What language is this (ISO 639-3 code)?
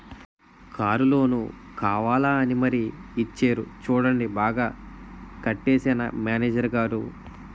tel